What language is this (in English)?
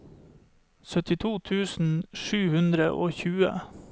Norwegian